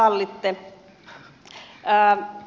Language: Finnish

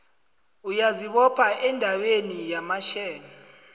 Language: South Ndebele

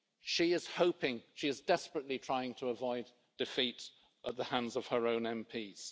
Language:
English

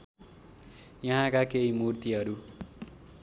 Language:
Nepali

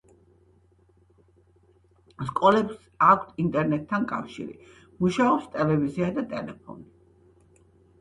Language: Georgian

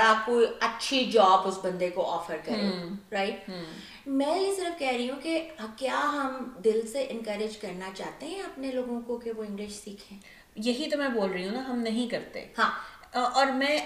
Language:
Urdu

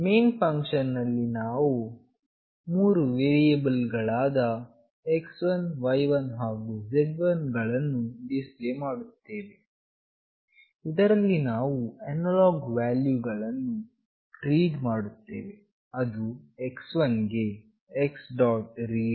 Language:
Kannada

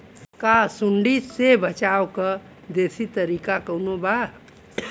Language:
Bhojpuri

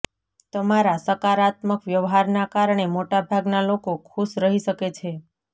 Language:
Gujarati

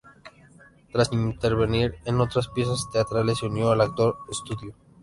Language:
Spanish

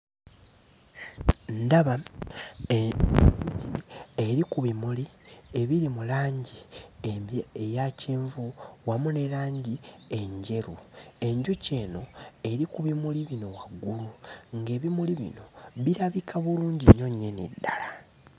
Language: Ganda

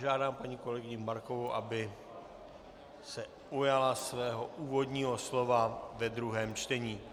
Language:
Czech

